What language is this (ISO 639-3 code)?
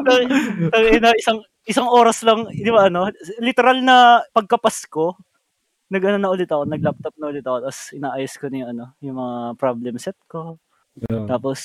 fil